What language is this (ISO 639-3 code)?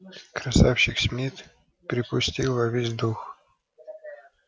rus